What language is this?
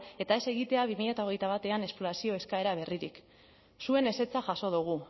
Basque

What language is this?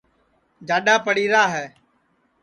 Sansi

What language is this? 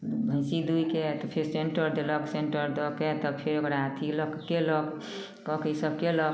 Maithili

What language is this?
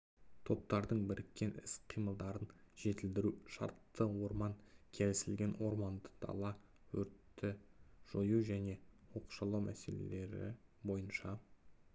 Kazakh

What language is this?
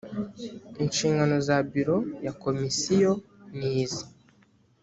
Kinyarwanda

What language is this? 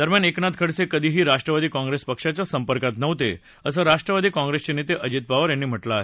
Marathi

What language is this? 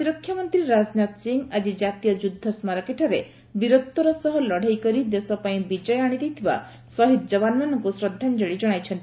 Odia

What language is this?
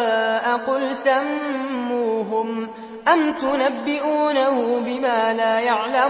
Arabic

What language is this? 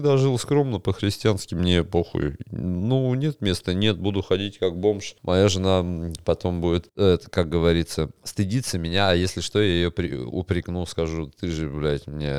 Russian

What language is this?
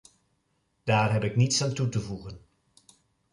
Dutch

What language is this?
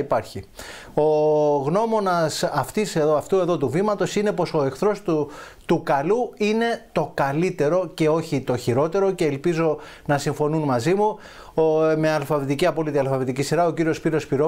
Greek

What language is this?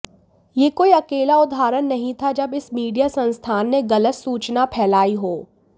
Hindi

